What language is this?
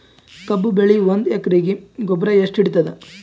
Kannada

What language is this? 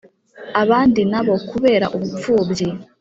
Kinyarwanda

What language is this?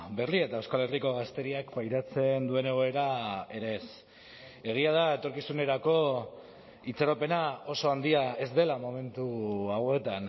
Basque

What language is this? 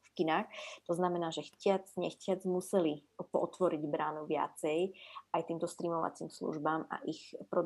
Slovak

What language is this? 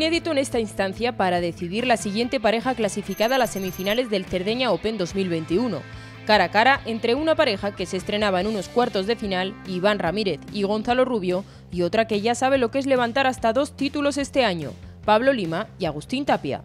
Spanish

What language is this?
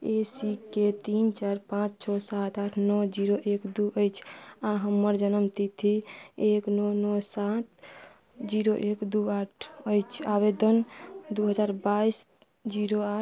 Maithili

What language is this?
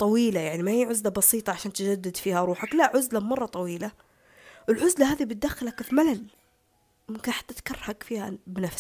Arabic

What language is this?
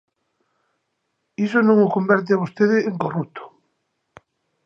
Galician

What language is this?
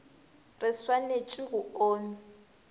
Northern Sotho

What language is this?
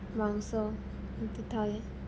Odia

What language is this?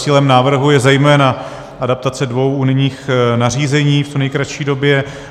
Czech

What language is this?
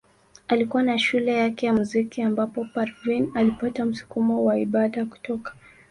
Swahili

